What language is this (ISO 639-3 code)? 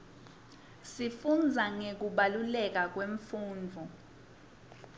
ssw